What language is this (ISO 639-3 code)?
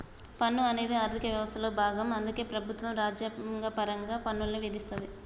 tel